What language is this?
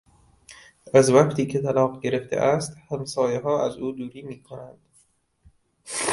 Persian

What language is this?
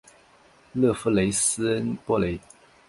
Chinese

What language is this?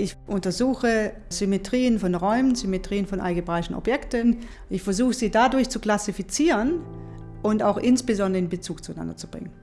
German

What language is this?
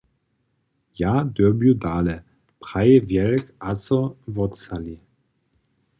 Upper Sorbian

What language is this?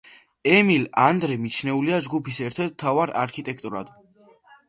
Georgian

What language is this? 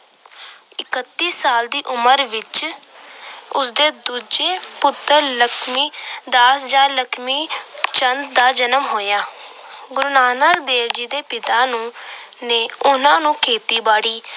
Punjabi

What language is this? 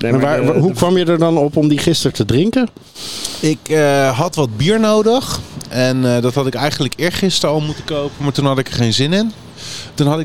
Dutch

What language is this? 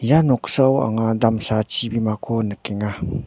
Garo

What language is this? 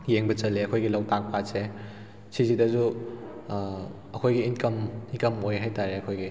Manipuri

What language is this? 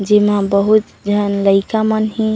Chhattisgarhi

